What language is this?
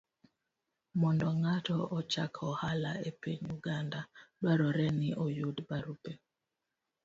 Luo (Kenya and Tanzania)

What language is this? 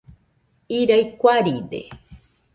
Nüpode Huitoto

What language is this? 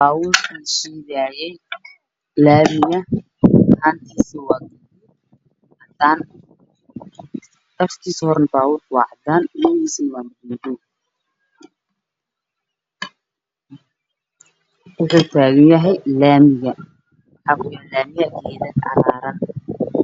Somali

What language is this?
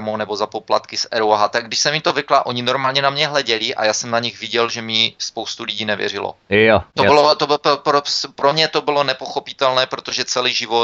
Czech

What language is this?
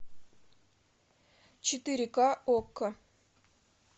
Russian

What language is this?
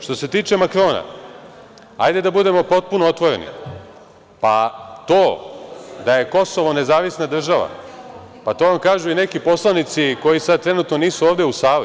Serbian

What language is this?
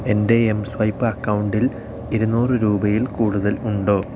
Malayalam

